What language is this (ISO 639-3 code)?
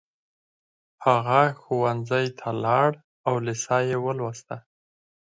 pus